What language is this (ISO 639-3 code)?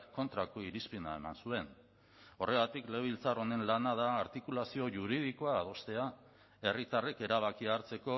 eus